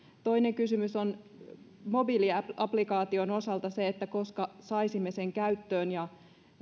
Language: Finnish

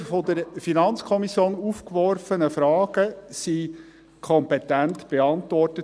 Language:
Swiss German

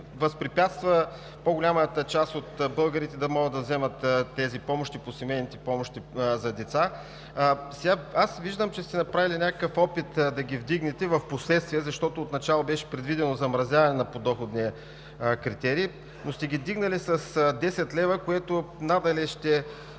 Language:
Bulgarian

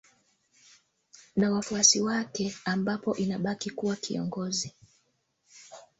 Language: Swahili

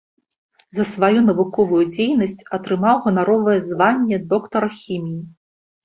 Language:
Belarusian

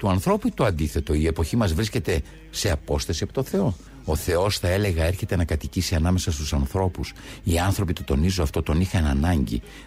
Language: Greek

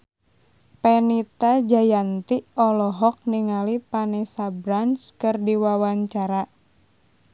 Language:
Sundanese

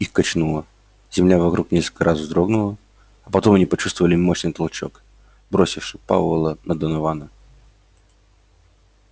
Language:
Russian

